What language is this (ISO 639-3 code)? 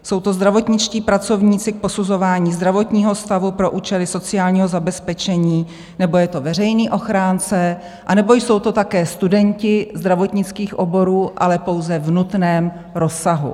ces